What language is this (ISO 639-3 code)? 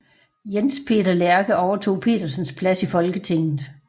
dan